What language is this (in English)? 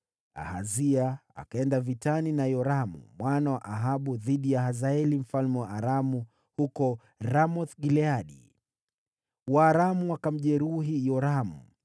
Swahili